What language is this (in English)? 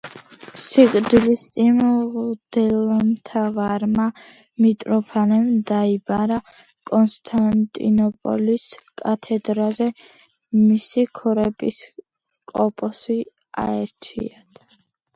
Georgian